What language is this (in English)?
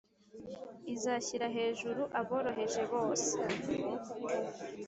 Kinyarwanda